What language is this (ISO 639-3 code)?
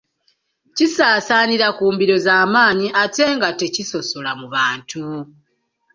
lug